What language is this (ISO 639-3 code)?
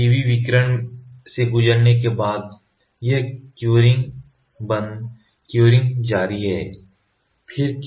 hin